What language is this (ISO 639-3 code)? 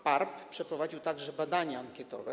pol